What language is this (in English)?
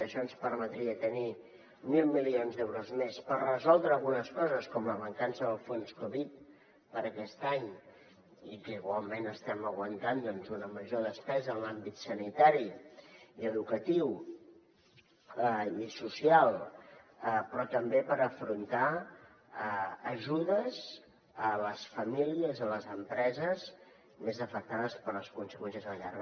Catalan